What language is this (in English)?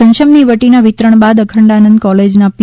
Gujarati